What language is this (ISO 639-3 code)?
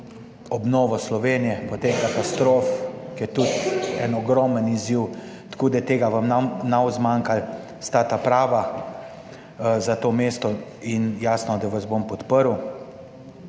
slv